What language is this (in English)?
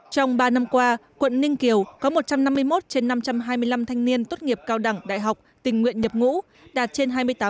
Vietnamese